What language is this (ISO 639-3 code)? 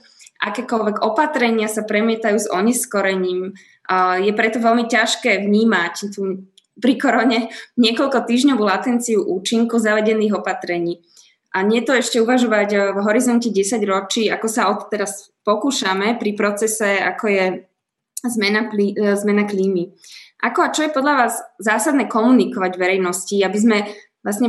slk